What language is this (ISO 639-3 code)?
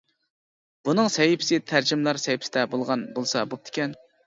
uig